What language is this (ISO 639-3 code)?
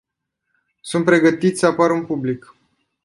ron